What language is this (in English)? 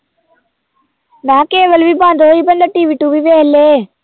Punjabi